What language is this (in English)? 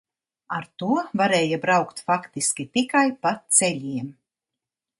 Latvian